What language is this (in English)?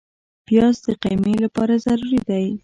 Pashto